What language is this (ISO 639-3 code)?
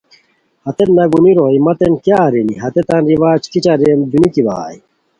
khw